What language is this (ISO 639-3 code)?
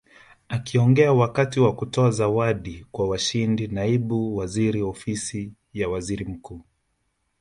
swa